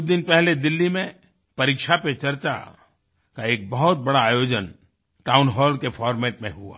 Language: Hindi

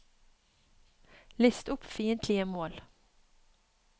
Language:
Norwegian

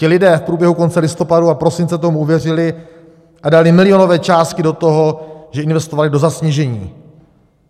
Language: Czech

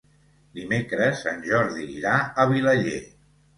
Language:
Catalan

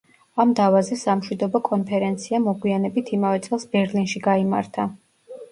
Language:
Georgian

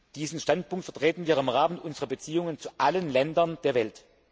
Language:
German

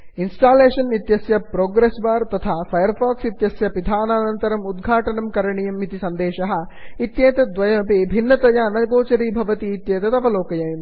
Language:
Sanskrit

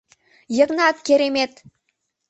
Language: Mari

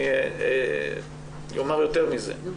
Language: Hebrew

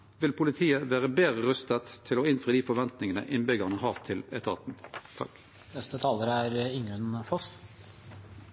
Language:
Norwegian Nynorsk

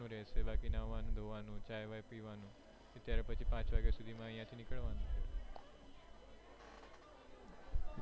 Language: Gujarati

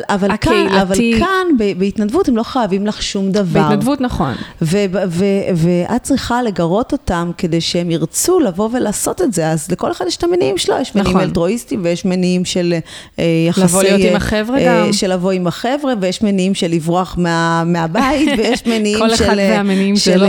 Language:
Hebrew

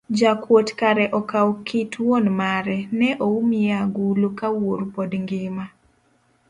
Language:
Luo (Kenya and Tanzania)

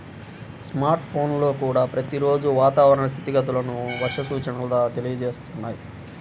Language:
Telugu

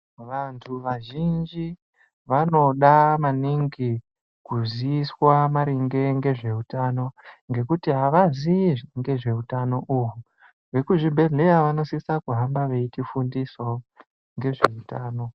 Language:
Ndau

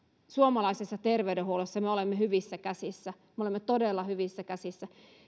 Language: Finnish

